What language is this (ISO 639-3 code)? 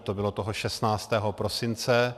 ces